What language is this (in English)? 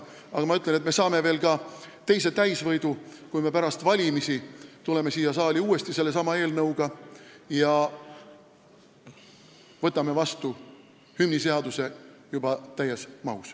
Estonian